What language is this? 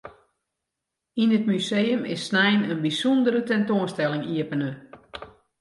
Western Frisian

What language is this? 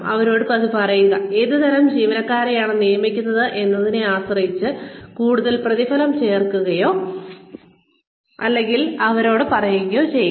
Malayalam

